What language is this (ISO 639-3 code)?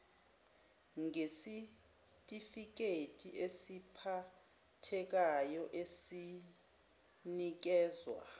zul